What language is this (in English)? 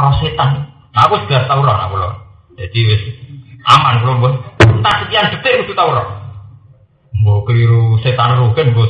Indonesian